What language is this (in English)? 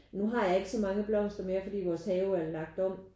Danish